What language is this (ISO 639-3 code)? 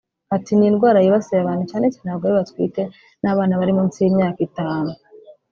kin